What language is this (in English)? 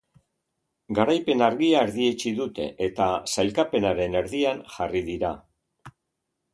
Basque